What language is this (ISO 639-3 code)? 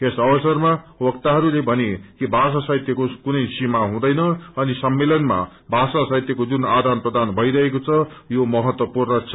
nep